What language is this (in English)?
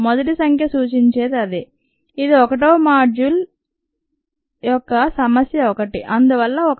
Telugu